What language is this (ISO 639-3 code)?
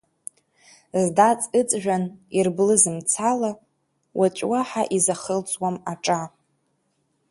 abk